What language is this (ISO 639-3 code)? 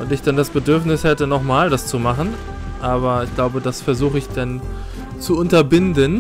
deu